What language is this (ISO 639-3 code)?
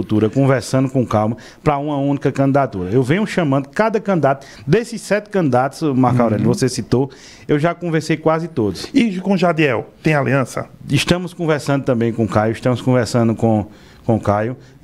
por